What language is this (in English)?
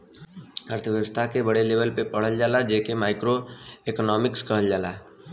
Bhojpuri